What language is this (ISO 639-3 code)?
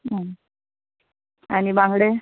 kok